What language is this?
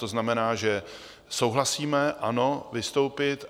Czech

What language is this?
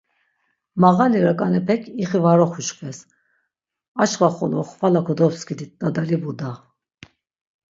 Laz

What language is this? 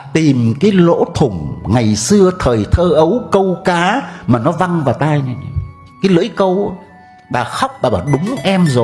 Vietnamese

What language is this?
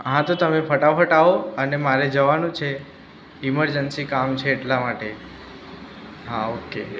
Gujarati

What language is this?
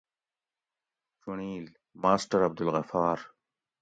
Gawri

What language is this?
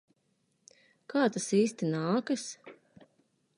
Latvian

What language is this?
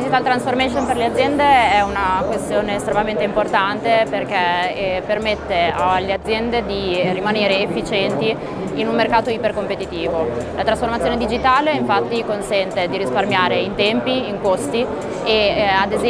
Italian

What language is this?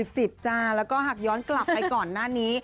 Thai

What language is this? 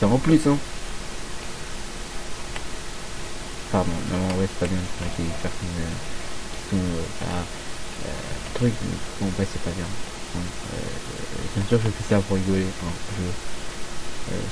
French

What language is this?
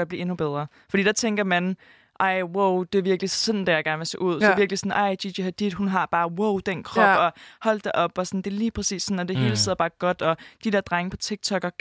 Danish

